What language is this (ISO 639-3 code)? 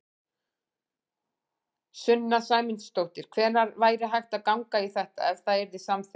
isl